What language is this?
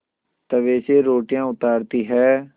Hindi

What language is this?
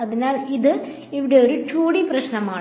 Malayalam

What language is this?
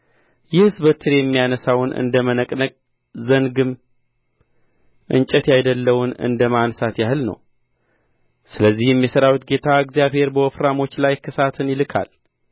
Amharic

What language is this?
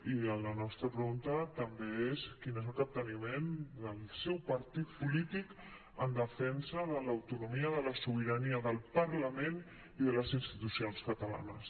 Catalan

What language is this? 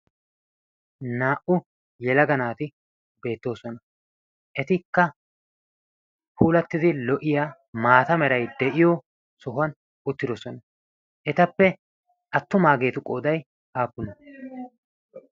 Wolaytta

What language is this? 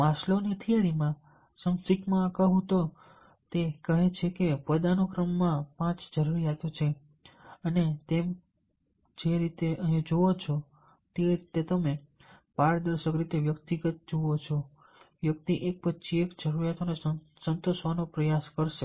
Gujarati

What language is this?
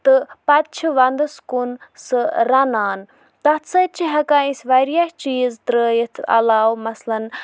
Kashmiri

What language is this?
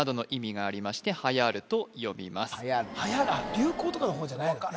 Japanese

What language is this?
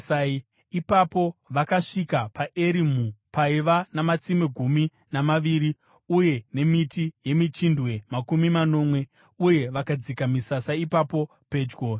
Shona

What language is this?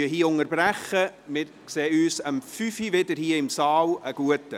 Swiss German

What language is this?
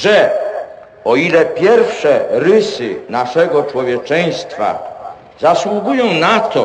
Polish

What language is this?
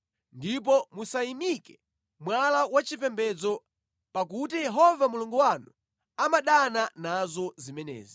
Nyanja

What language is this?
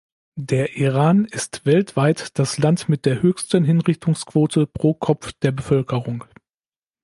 German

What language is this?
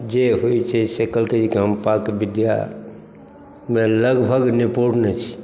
Maithili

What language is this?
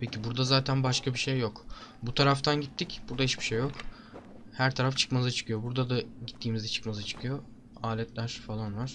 Turkish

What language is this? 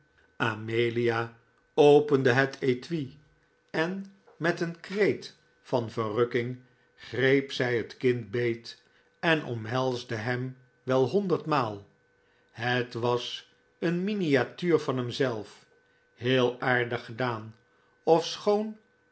Dutch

